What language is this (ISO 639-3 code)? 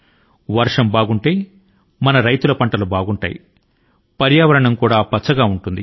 tel